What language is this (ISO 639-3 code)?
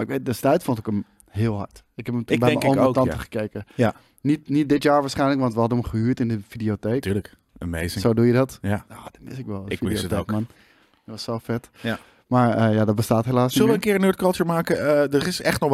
nld